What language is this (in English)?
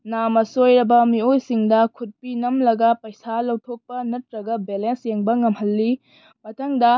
Manipuri